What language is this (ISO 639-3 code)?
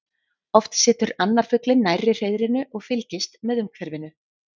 isl